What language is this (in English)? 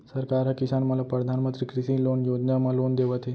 Chhattisgarhi